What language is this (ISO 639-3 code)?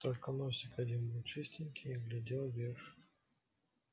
rus